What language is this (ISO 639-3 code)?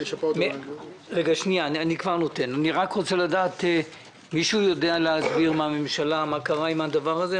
heb